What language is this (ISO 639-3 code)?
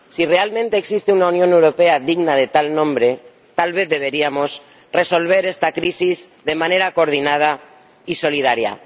spa